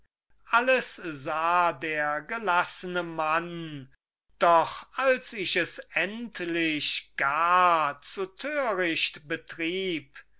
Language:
German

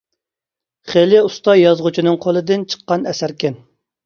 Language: Uyghur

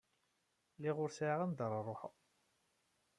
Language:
Kabyle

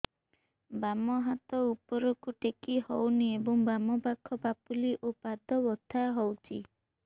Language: Odia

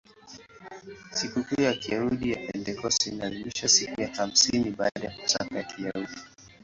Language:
Swahili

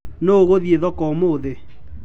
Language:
Kikuyu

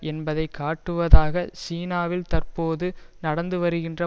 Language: Tamil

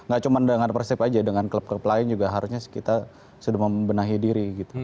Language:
Indonesian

